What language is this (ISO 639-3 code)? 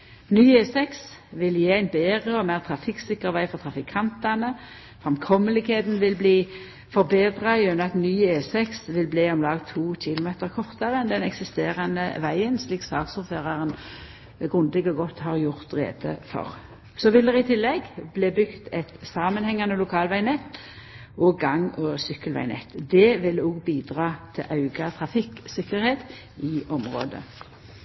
nno